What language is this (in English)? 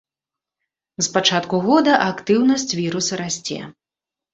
Belarusian